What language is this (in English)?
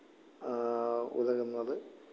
Malayalam